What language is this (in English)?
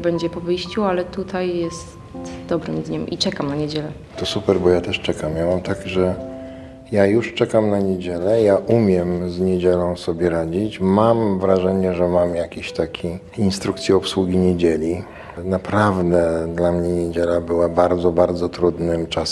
Polish